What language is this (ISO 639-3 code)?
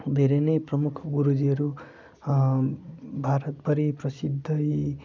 nep